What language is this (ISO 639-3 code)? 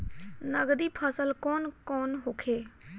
bho